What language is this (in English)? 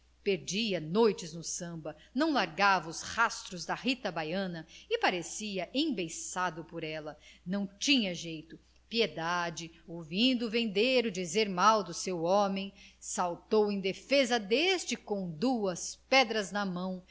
Portuguese